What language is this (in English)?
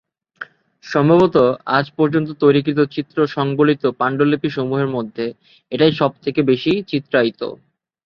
Bangla